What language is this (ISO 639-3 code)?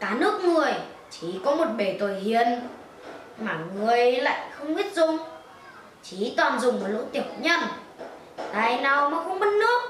vie